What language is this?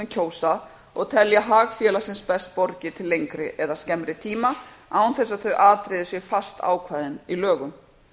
Icelandic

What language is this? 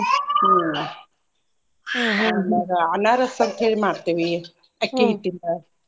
Kannada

